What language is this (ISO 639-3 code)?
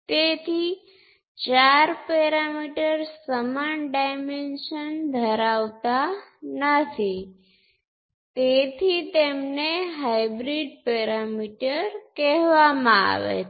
guj